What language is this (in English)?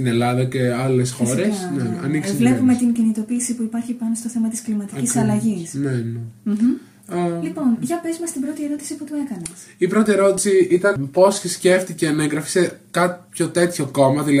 Greek